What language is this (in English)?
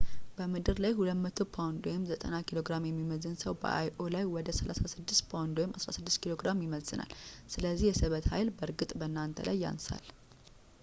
Amharic